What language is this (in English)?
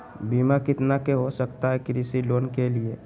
Magahi